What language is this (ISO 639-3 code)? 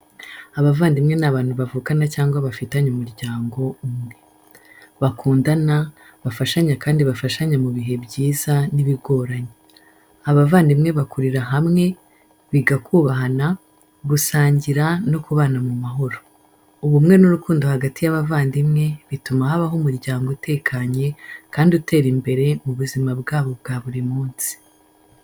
kin